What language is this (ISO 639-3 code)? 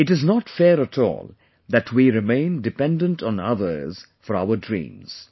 eng